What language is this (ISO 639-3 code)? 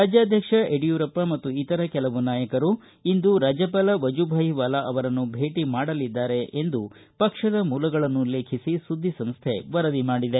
kan